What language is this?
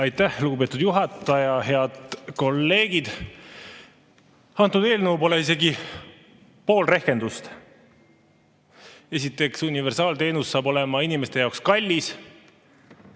Estonian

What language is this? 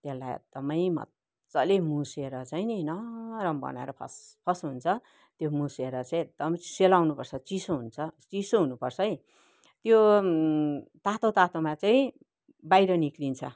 Nepali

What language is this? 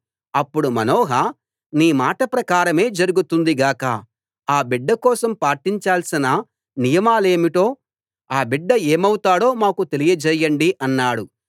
Telugu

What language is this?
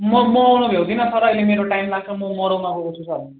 Nepali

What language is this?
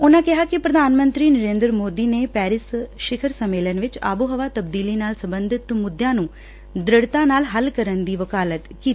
Punjabi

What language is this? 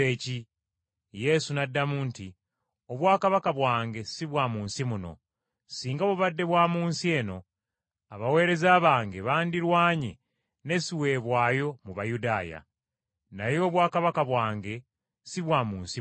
Ganda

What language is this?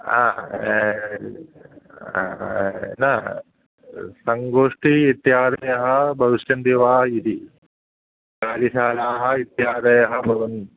Sanskrit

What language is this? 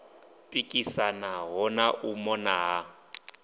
Venda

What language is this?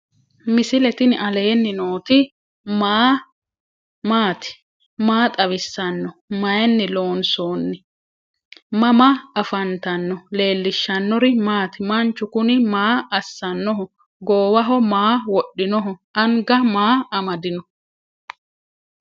Sidamo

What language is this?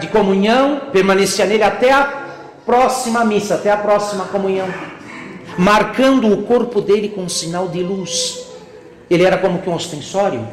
Portuguese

